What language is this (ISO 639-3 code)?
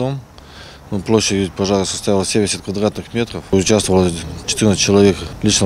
rus